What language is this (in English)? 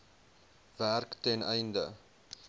Afrikaans